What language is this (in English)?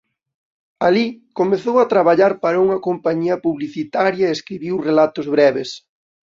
Galician